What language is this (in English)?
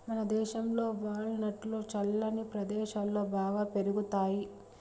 Telugu